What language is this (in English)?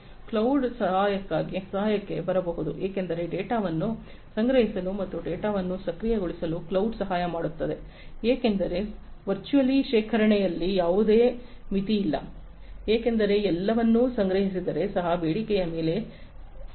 Kannada